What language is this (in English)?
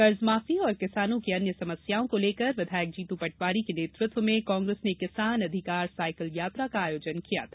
Hindi